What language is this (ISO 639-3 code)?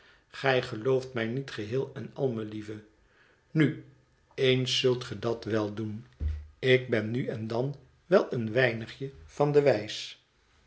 nld